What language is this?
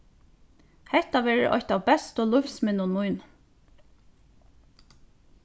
Faroese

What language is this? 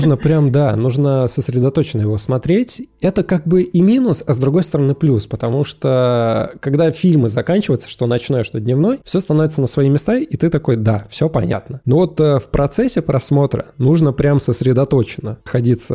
Russian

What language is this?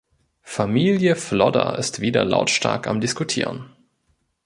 German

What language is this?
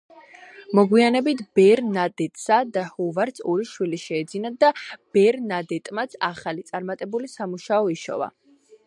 Georgian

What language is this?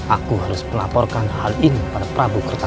Indonesian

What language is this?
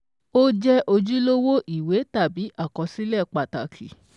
Yoruba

